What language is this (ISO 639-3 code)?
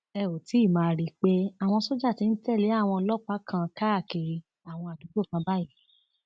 yor